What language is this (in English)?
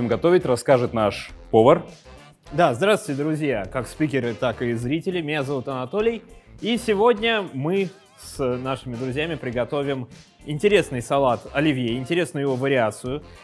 Russian